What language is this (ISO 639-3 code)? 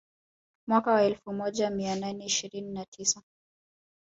swa